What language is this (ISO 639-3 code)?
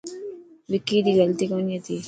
mki